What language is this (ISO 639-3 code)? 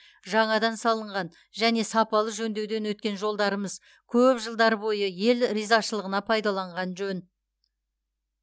kaz